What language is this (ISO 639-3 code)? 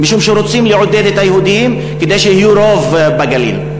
heb